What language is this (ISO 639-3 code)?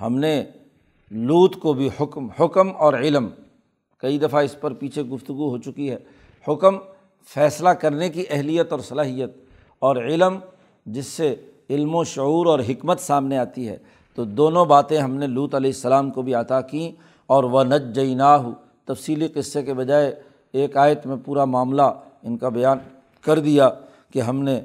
urd